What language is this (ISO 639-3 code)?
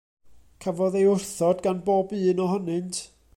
cym